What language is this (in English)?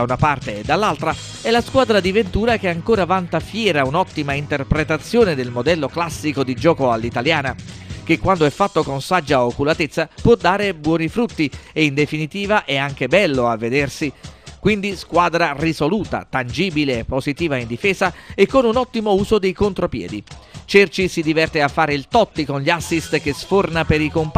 Italian